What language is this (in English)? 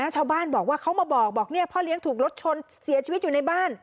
Thai